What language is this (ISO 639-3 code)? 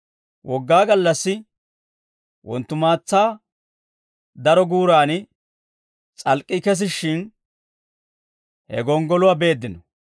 dwr